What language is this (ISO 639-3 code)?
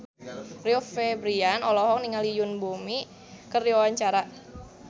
sun